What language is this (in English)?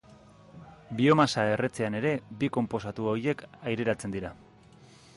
Basque